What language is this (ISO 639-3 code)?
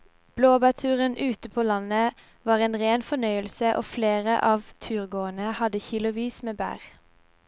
nor